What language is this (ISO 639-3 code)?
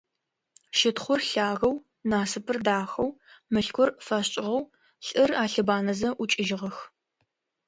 ady